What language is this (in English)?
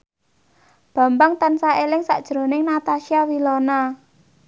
Javanese